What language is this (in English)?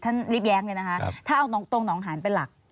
Thai